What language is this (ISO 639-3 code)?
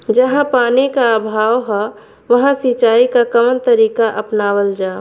bho